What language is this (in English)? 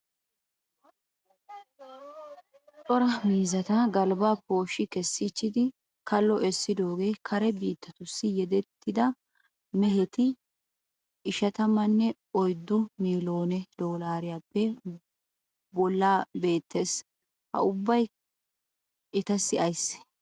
Wolaytta